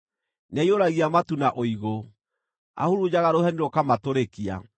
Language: Kikuyu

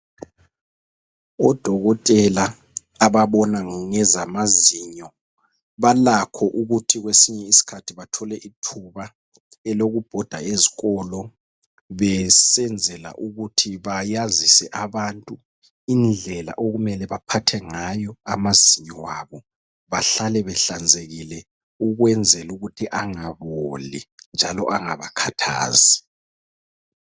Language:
North Ndebele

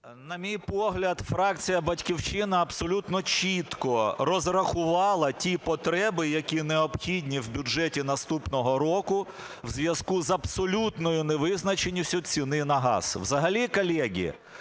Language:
Ukrainian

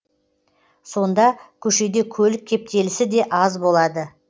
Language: Kazakh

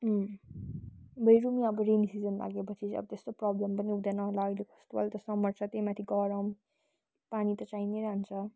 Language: Nepali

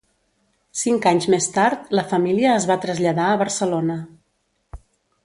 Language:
Catalan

